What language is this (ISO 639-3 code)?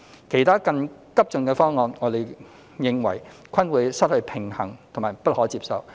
yue